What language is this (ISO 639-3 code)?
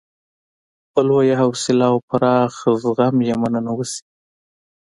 pus